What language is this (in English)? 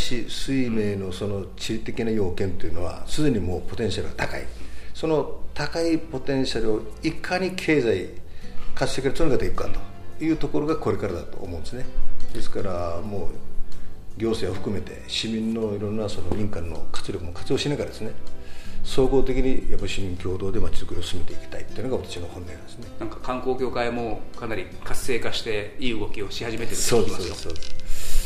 Japanese